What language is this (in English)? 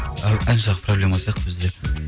Kazakh